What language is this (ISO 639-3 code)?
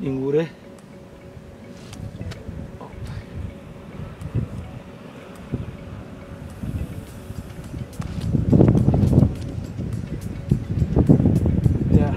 ron